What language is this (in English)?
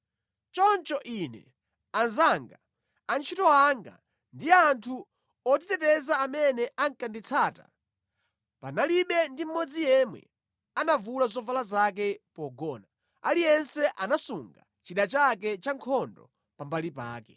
Nyanja